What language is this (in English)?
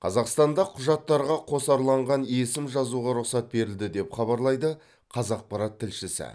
Kazakh